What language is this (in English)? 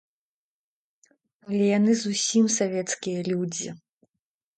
Belarusian